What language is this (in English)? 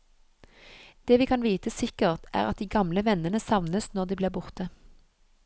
Norwegian